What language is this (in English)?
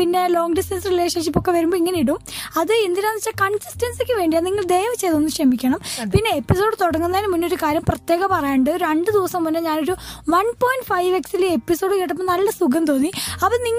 Malayalam